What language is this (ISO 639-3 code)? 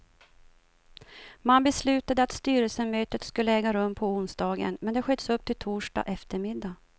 swe